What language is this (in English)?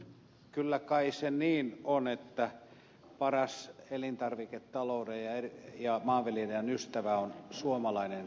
Finnish